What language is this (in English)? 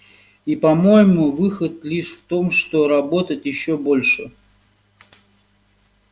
Russian